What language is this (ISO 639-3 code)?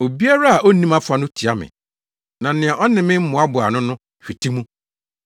aka